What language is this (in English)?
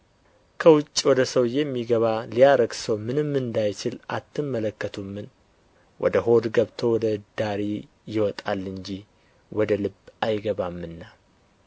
Amharic